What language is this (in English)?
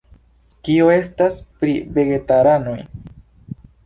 Esperanto